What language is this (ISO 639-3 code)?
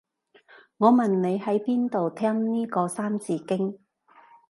yue